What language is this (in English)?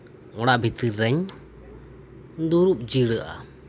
Santali